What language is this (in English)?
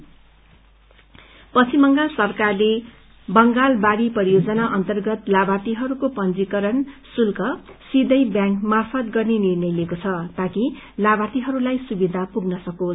Nepali